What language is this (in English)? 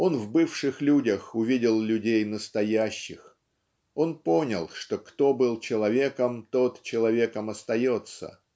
Russian